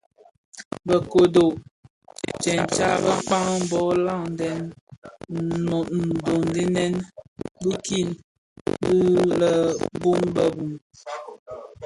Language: Bafia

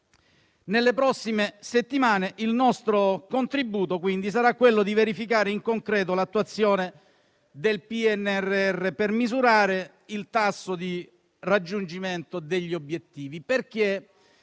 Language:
Italian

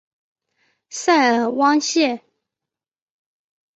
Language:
Chinese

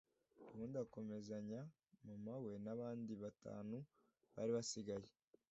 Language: Kinyarwanda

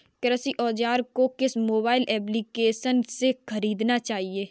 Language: Hindi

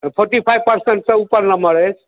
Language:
Maithili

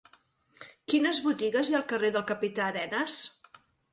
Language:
Catalan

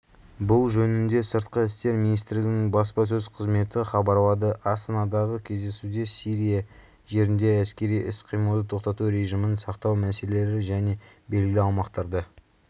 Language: Kazakh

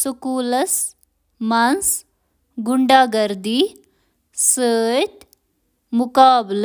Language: Kashmiri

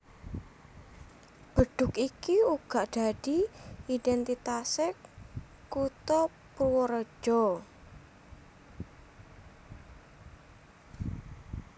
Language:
Javanese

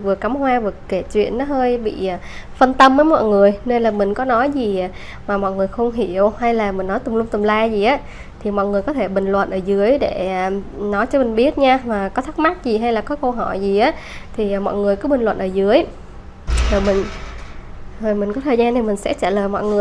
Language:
Vietnamese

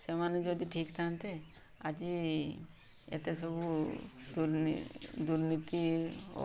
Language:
Odia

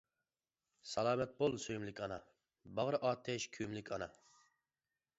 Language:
Uyghur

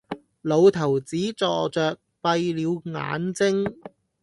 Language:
Cantonese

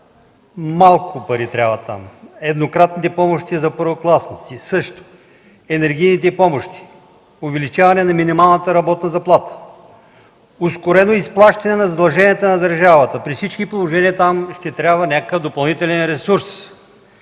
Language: Bulgarian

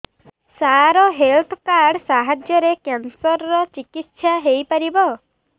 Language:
Odia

